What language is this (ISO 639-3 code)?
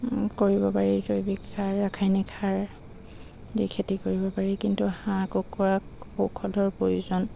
asm